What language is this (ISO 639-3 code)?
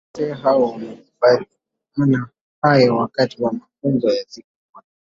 swa